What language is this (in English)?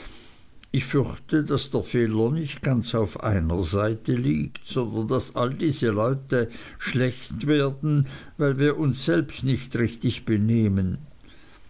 German